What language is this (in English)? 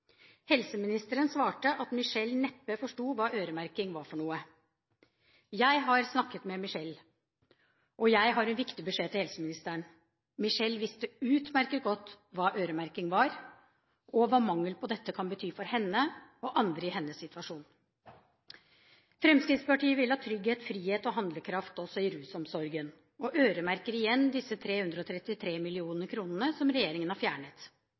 Norwegian Bokmål